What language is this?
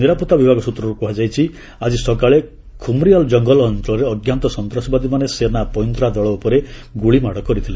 Odia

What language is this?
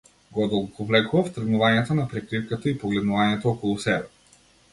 Macedonian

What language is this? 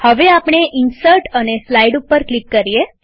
Gujarati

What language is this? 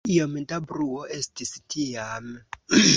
Esperanto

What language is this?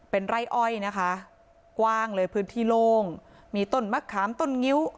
Thai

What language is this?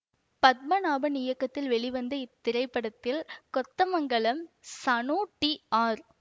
Tamil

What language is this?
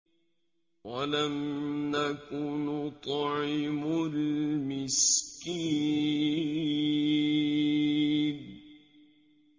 Arabic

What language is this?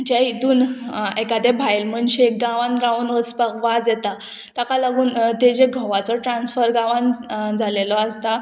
Konkani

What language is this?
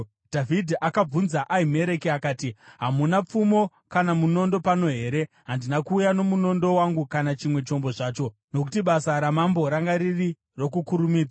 Shona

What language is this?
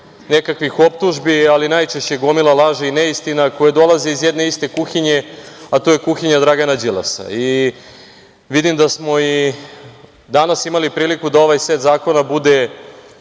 Serbian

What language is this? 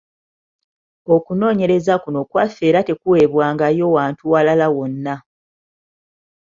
Ganda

